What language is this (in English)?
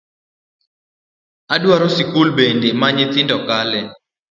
Luo (Kenya and Tanzania)